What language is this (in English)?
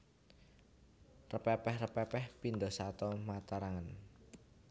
Javanese